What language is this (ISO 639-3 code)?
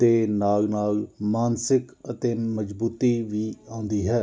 pan